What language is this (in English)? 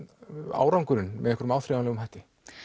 Icelandic